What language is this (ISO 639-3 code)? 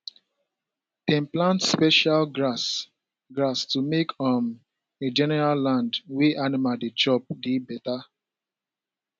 pcm